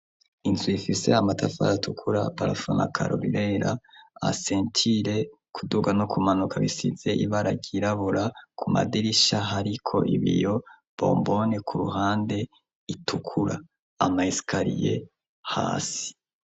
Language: Rundi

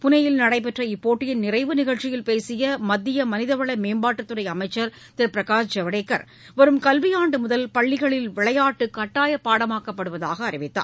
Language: Tamil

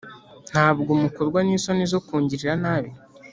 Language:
Kinyarwanda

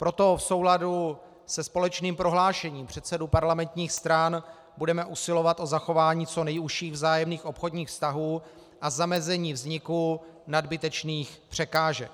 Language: Czech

